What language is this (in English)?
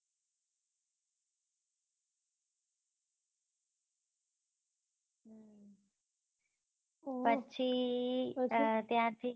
Gujarati